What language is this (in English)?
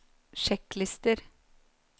Norwegian